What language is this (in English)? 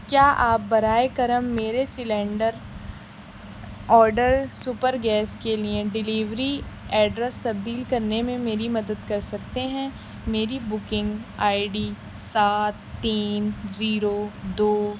Urdu